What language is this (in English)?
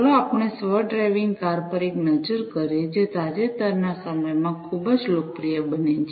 Gujarati